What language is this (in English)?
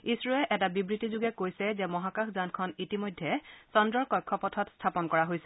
Assamese